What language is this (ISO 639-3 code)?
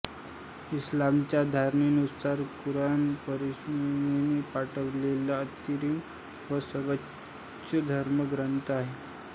mar